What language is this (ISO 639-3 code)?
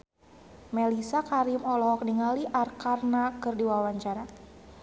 sun